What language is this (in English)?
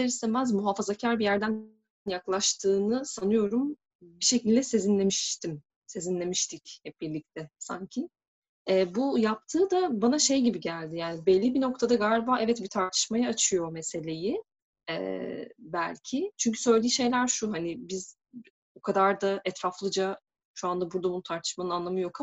Turkish